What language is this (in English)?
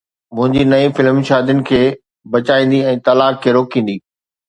Sindhi